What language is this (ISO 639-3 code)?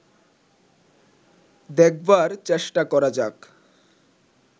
ben